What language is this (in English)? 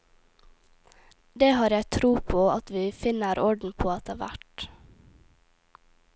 Norwegian